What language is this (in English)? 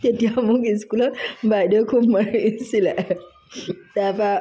Assamese